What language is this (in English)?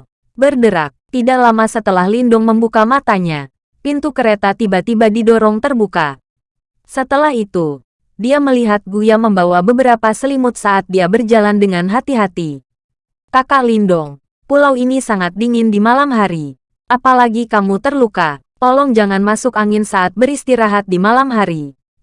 Indonesian